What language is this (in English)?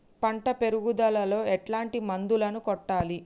Telugu